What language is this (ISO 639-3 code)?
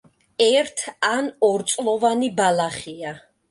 kat